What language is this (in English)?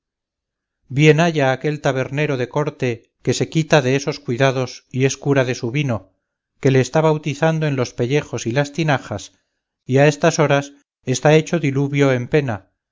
Spanish